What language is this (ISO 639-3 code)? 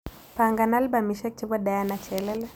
kln